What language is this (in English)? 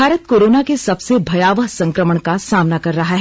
Hindi